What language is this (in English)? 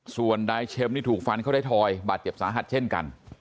Thai